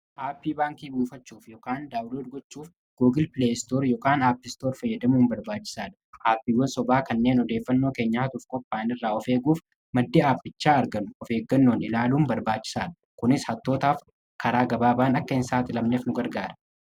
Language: Oromo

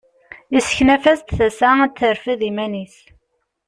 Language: Kabyle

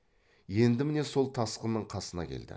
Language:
Kazakh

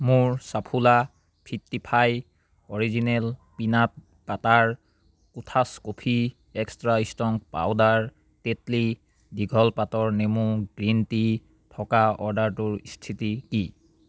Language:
Assamese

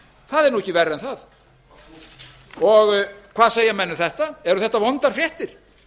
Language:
Icelandic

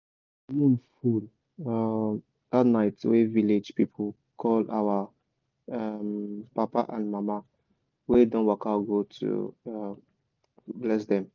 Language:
Nigerian Pidgin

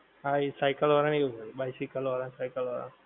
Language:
Gujarati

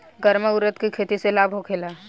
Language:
Bhojpuri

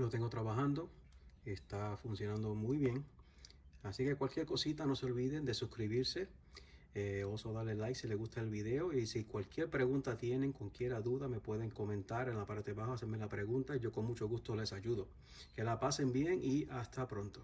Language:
Spanish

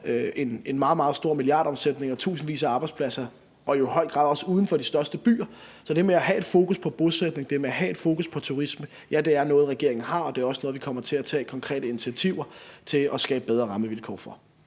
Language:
Danish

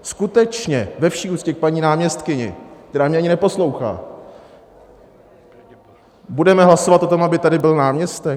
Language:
Czech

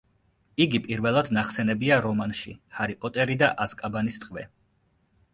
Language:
Georgian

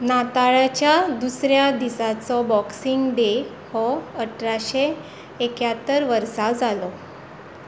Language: Konkani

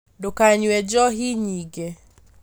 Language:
Kikuyu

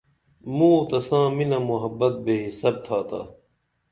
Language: Dameli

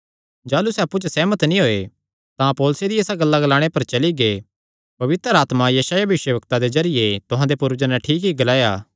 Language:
Kangri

